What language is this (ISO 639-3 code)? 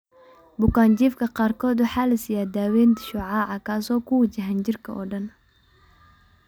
som